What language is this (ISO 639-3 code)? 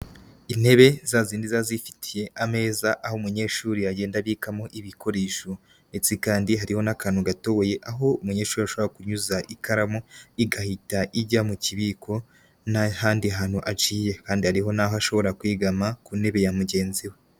kin